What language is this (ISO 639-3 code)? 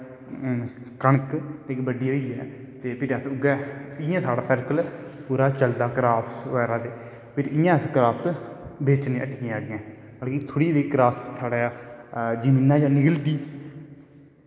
doi